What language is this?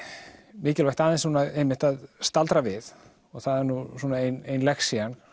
Icelandic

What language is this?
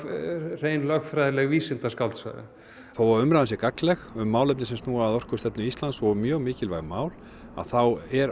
Icelandic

